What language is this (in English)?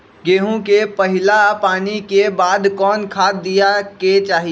Magahi